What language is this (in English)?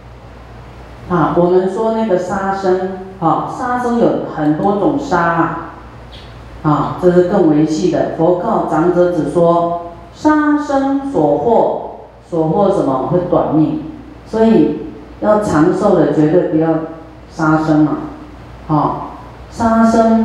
Chinese